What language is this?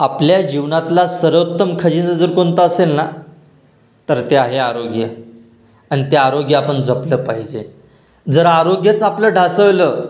Marathi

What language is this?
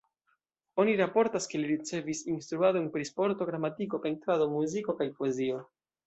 Esperanto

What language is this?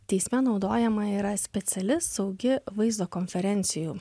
Lithuanian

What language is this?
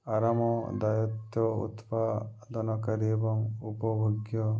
Odia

